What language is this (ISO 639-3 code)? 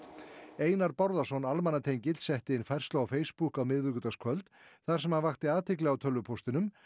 isl